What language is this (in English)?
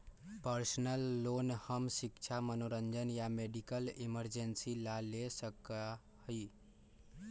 Magahi